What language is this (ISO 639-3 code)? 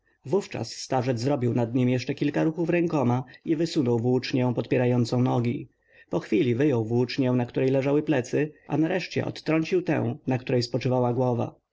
pol